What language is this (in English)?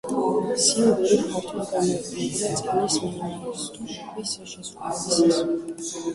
Georgian